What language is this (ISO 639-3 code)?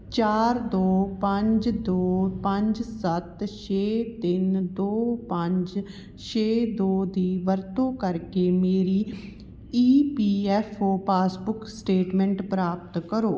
pan